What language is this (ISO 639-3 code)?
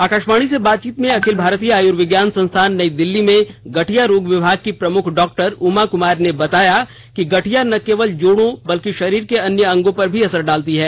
hin